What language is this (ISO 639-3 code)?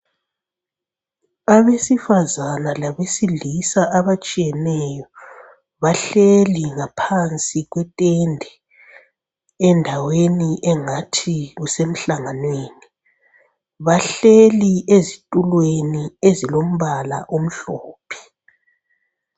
nde